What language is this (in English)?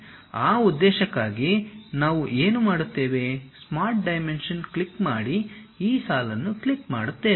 Kannada